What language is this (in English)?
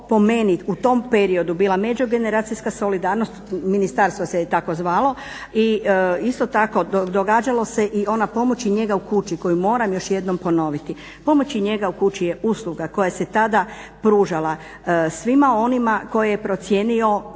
Croatian